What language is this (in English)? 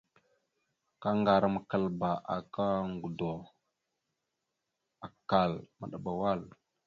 Mada (Cameroon)